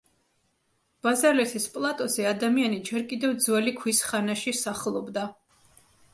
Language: Georgian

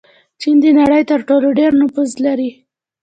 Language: Pashto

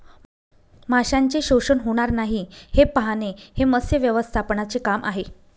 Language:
Marathi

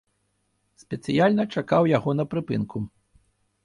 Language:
Belarusian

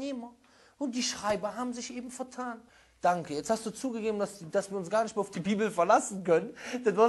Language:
German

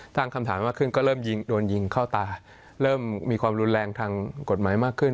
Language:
Thai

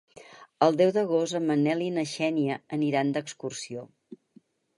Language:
Catalan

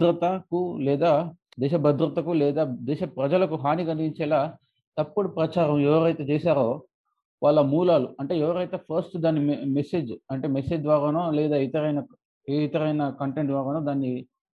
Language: Telugu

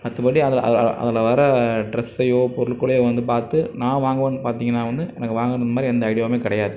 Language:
Tamil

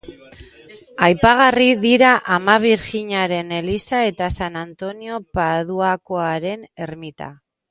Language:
Basque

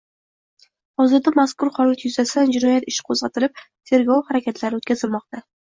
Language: Uzbek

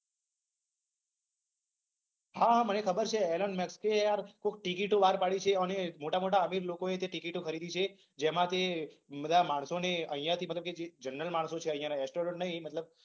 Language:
Gujarati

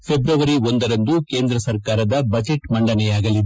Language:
Kannada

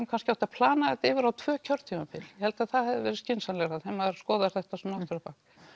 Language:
Icelandic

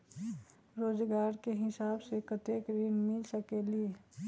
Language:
Magahi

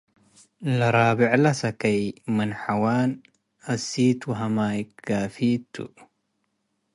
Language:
Tigre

